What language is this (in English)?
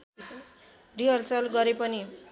Nepali